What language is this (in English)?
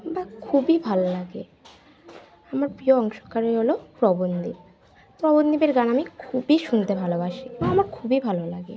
Bangla